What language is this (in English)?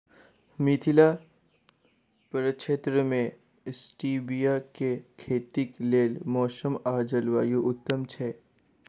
Maithili